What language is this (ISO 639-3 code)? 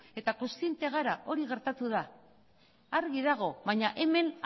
eus